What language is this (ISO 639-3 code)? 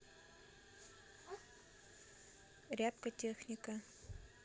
rus